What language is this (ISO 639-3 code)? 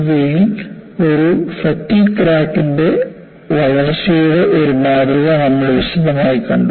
mal